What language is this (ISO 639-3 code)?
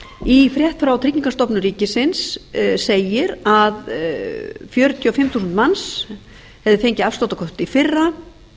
isl